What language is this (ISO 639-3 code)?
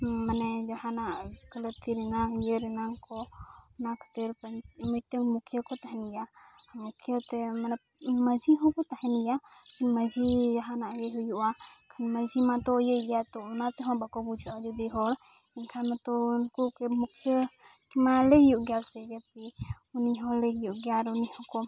sat